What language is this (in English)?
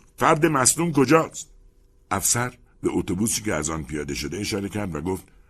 Persian